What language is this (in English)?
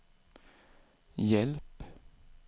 Swedish